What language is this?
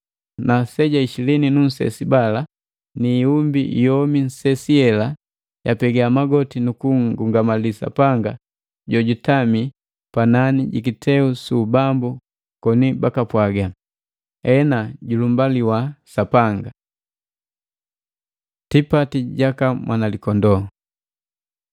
Matengo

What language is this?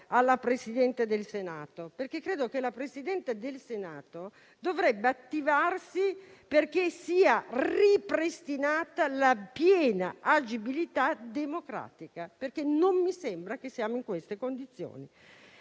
Italian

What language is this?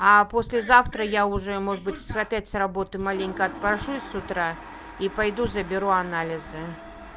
Russian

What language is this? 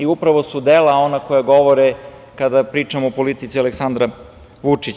Serbian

